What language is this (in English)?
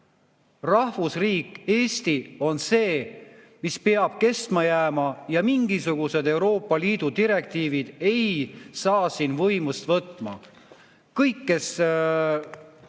Estonian